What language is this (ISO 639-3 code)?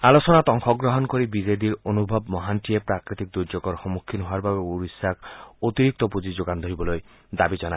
asm